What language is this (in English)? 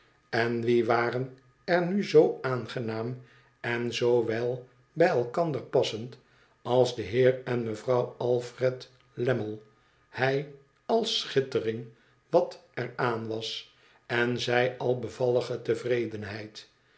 Dutch